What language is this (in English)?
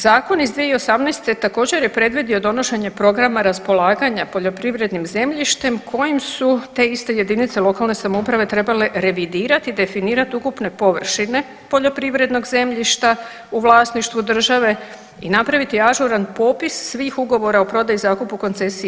Croatian